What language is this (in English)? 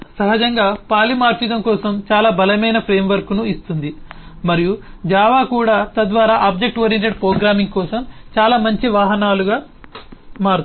Telugu